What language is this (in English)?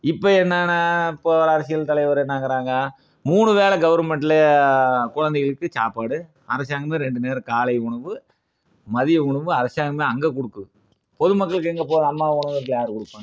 Tamil